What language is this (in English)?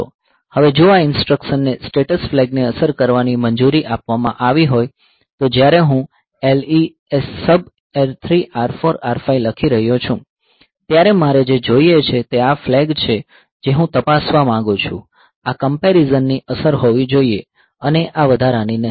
Gujarati